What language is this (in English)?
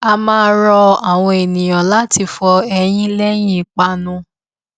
Yoruba